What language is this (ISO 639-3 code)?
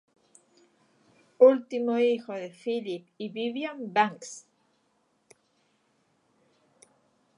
spa